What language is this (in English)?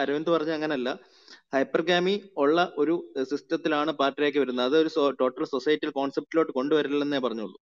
Malayalam